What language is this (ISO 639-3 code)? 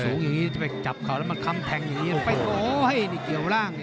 tha